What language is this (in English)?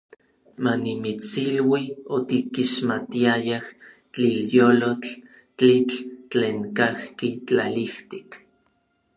Orizaba Nahuatl